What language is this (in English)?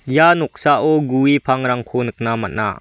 Garo